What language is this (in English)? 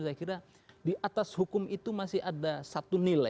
Indonesian